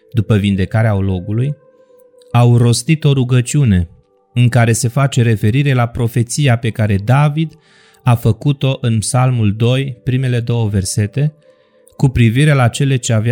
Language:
Romanian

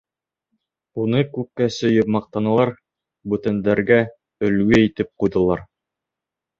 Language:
Bashkir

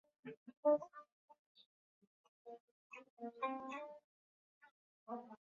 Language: Chinese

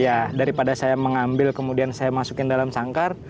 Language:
Indonesian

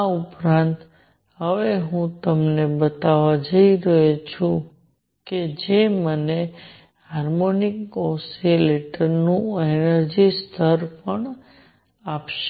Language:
Gujarati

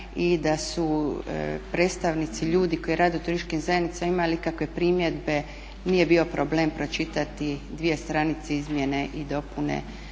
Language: Croatian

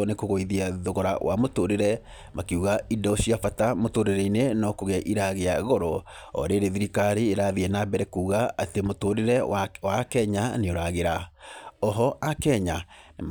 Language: Kikuyu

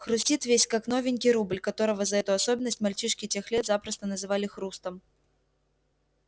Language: Russian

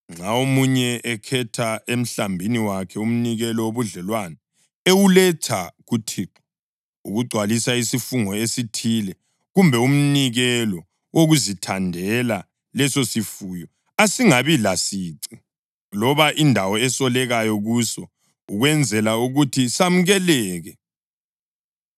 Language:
North Ndebele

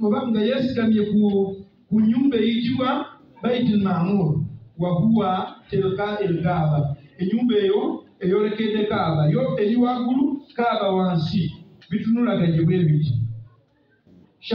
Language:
Arabic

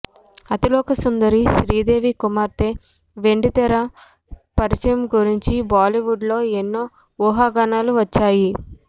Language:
Telugu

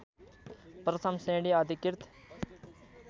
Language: Nepali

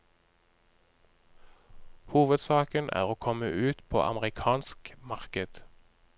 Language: Norwegian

